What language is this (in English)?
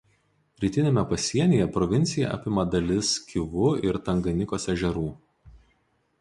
Lithuanian